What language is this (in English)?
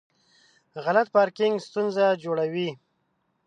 Pashto